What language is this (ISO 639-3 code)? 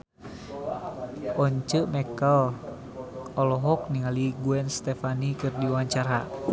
sun